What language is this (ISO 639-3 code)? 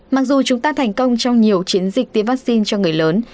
vie